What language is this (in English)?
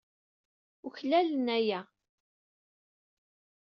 Kabyle